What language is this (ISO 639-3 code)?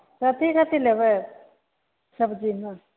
mai